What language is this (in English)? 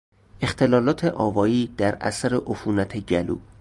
Persian